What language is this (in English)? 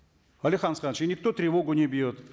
Kazakh